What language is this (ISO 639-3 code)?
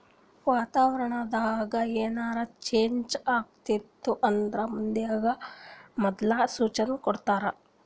kan